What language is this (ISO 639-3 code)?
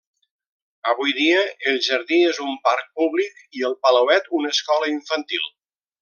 cat